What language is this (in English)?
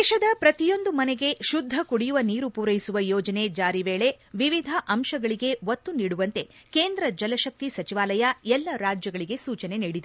Kannada